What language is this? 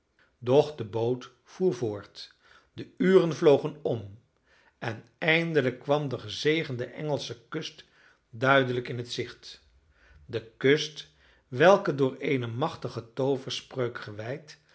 Dutch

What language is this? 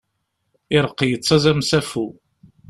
Kabyle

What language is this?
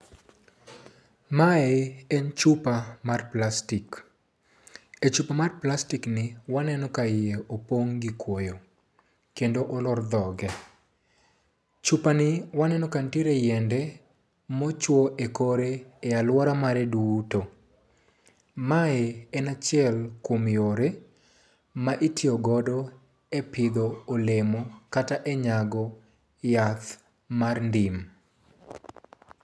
Luo (Kenya and Tanzania)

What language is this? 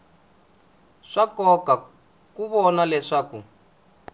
Tsonga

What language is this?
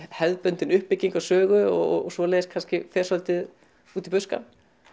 Icelandic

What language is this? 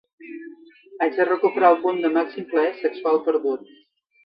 Catalan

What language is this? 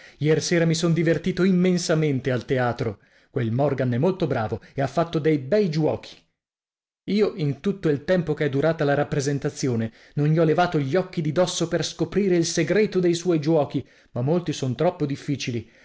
Italian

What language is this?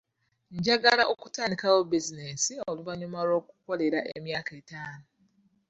Ganda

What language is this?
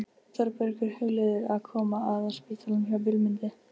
Icelandic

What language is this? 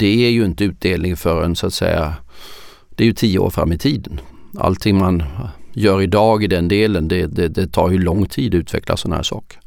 Swedish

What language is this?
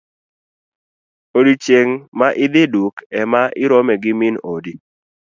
Luo (Kenya and Tanzania)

